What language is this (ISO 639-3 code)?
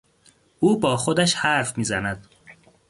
fas